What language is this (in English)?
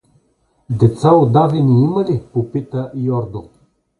Bulgarian